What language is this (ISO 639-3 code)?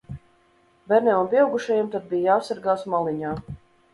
lav